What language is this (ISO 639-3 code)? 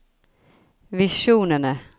nor